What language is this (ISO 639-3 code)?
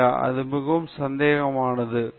tam